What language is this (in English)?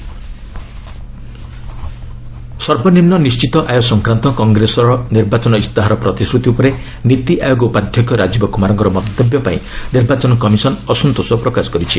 Odia